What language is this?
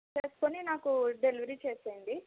Telugu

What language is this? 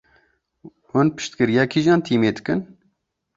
Kurdish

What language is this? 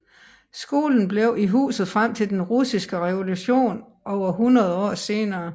Danish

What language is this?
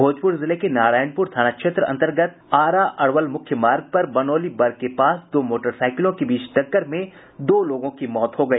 Hindi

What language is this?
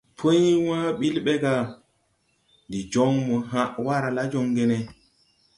Tupuri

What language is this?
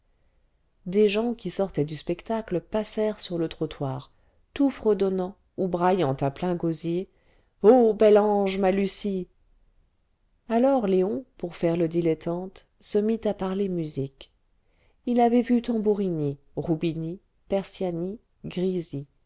French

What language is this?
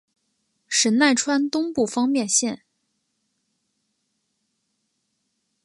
Chinese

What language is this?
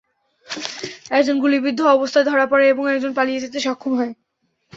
Bangla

